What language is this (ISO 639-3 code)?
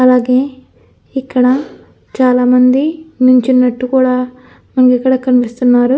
tel